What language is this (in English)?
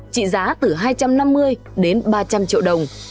Vietnamese